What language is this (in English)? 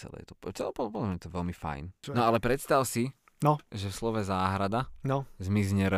Slovak